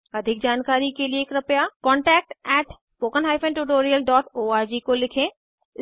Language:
Hindi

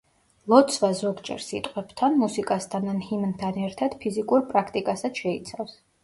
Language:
Georgian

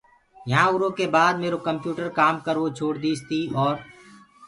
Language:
Gurgula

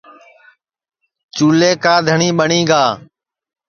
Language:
Sansi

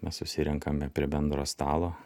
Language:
Lithuanian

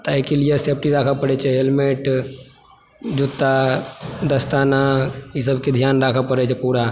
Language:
Maithili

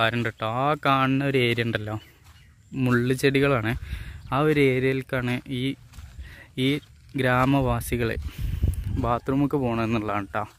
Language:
Malayalam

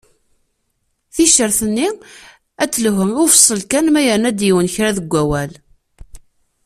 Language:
Kabyle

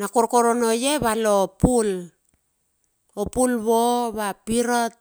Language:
Bilur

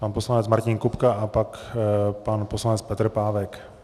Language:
Czech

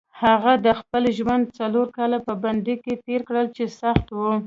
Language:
Pashto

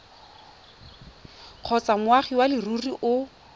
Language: Tswana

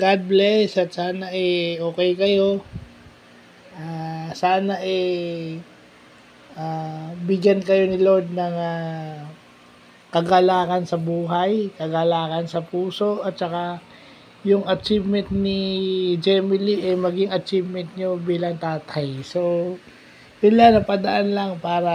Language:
Filipino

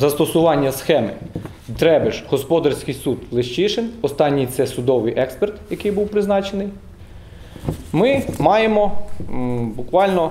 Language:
Ukrainian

